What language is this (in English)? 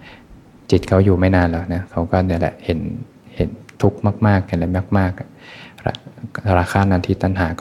Thai